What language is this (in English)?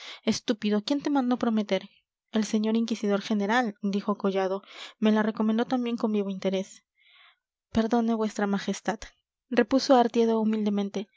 Spanish